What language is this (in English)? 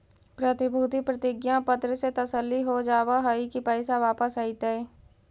Magahi